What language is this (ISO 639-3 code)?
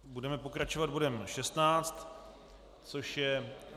ces